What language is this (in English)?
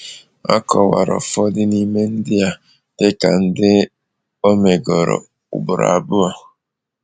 Igbo